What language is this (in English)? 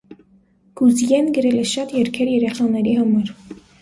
Armenian